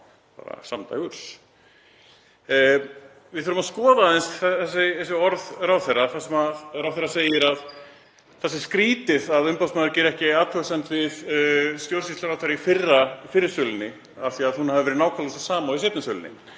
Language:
Icelandic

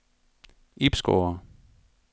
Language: Danish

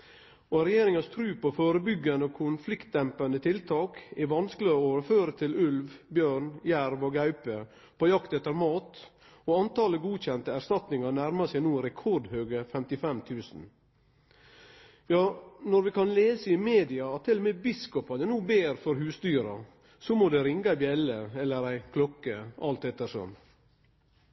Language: Norwegian Nynorsk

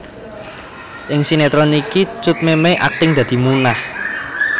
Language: Javanese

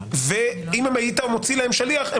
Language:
Hebrew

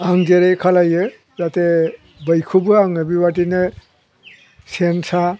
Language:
Bodo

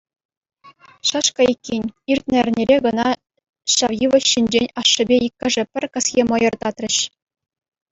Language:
Chuvash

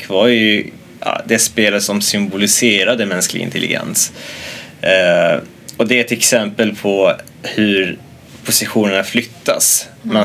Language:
Swedish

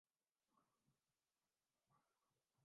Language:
Urdu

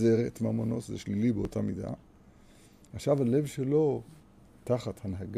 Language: Hebrew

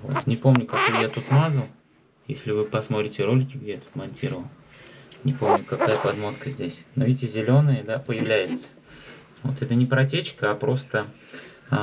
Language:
Russian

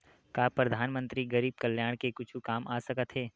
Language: Chhattisgarhi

